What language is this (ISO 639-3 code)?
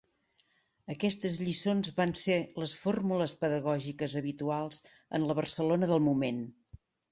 cat